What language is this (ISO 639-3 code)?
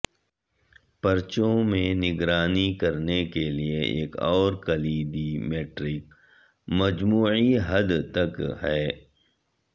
urd